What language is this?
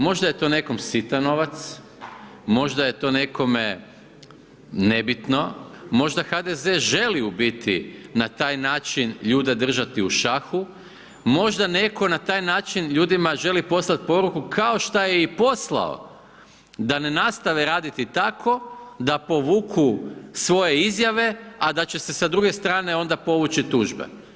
Croatian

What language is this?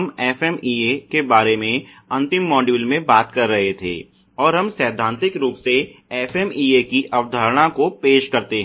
Hindi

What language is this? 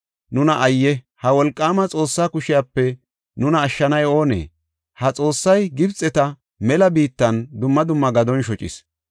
Gofa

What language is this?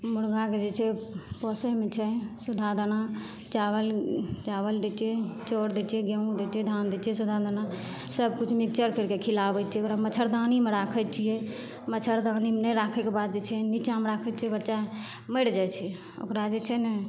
Maithili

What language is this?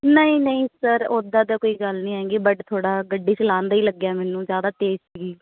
Punjabi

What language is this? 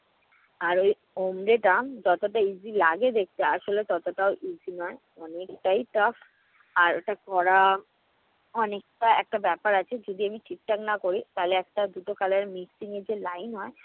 Bangla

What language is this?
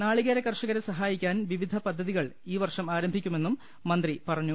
Malayalam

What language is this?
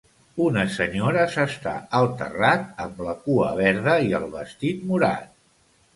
Catalan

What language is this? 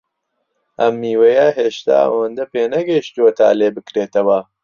Central Kurdish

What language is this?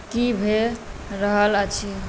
Maithili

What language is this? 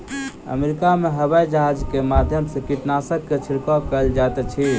Maithili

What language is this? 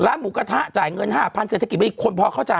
Thai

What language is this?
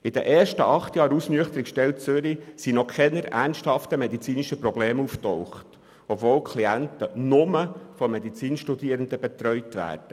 Swiss German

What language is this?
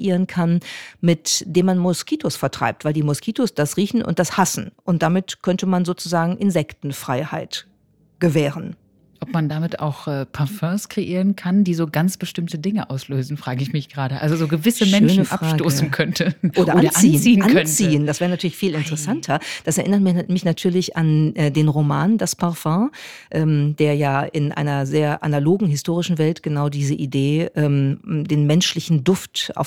German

